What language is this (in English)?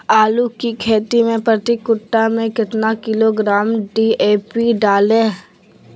Magahi